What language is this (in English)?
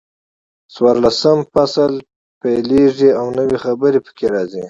Pashto